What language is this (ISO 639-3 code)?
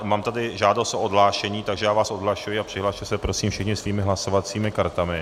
ces